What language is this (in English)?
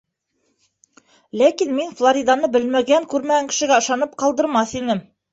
Bashkir